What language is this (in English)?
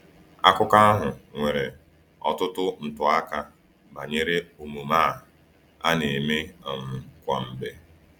Igbo